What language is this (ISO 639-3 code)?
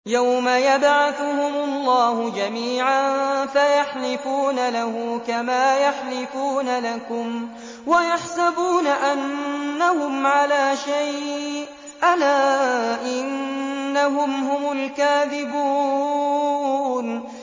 ara